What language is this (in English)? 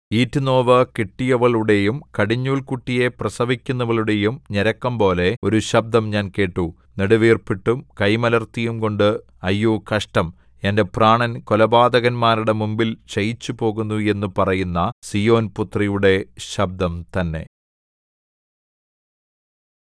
Malayalam